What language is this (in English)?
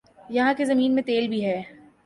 Urdu